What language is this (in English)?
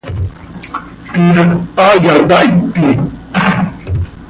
Seri